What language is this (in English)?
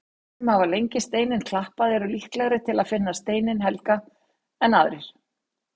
Icelandic